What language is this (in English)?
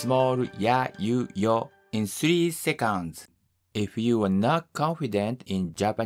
Japanese